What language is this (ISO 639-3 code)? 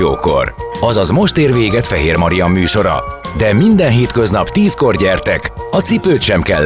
hun